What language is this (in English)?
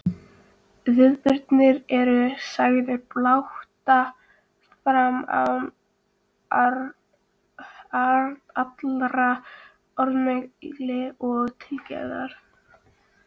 Icelandic